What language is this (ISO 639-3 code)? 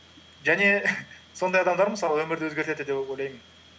kaz